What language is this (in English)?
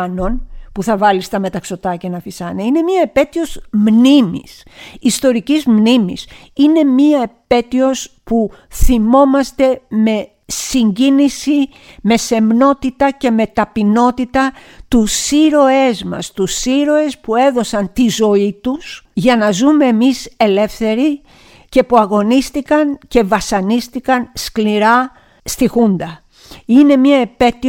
Greek